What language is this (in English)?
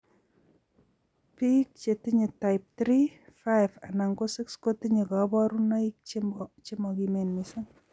Kalenjin